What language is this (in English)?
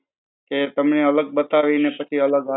Gujarati